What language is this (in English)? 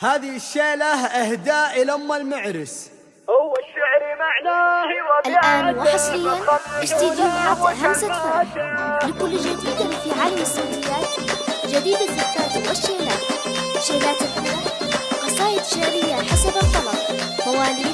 Arabic